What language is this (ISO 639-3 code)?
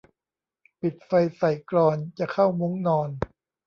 tha